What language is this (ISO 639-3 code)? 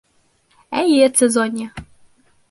bak